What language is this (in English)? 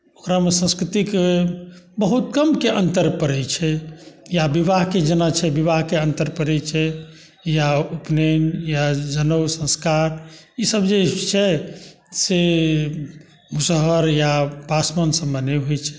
Maithili